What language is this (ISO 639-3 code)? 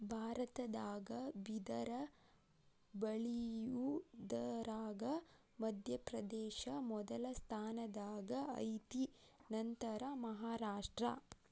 kan